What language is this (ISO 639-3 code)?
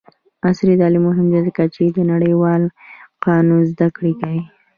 pus